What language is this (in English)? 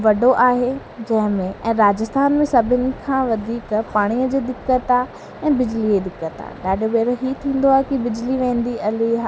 Sindhi